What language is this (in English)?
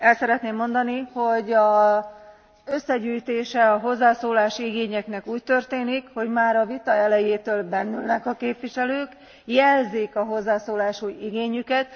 Hungarian